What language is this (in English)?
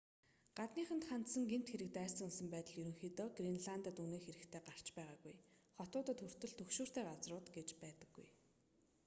Mongolian